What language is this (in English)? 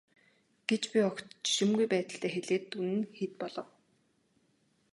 Mongolian